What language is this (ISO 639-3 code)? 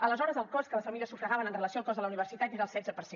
cat